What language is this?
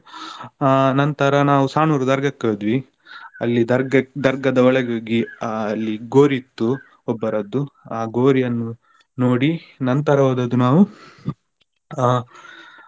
Kannada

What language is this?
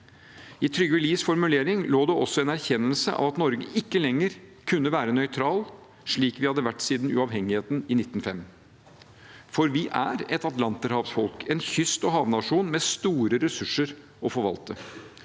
Norwegian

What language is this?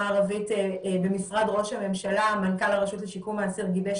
Hebrew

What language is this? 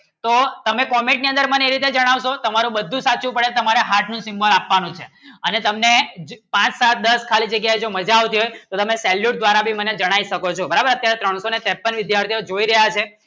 Gujarati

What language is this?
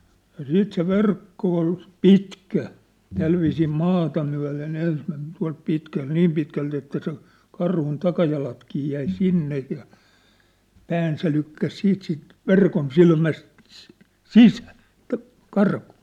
Finnish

